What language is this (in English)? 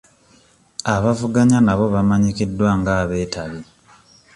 Ganda